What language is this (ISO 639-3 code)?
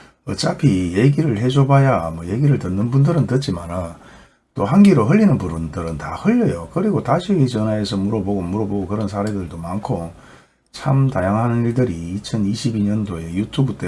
kor